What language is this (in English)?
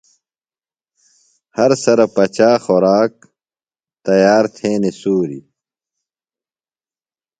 Phalura